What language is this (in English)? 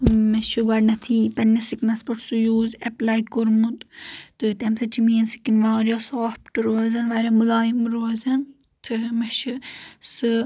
Kashmiri